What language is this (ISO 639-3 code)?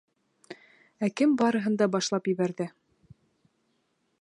bak